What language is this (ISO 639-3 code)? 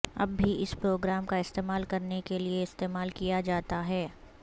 urd